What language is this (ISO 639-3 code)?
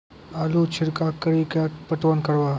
mai